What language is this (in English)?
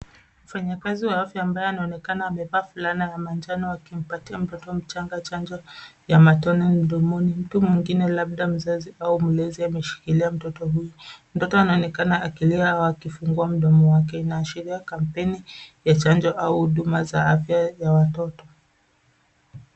Swahili